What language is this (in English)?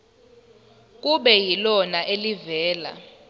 Zulu